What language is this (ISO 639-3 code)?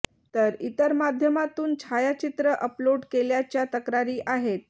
mar